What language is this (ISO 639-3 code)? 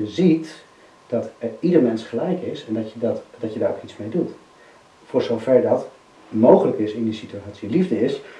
nld